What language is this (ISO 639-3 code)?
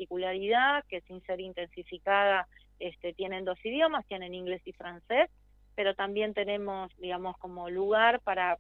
spa